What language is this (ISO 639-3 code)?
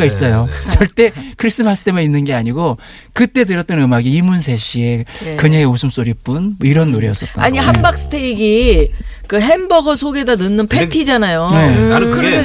kor